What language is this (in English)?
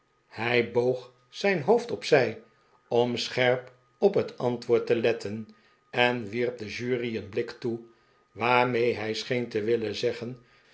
Dutch